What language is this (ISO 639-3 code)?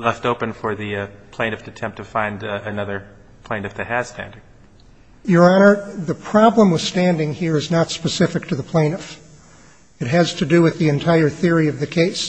eng